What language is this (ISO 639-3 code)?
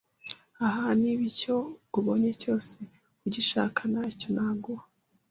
kin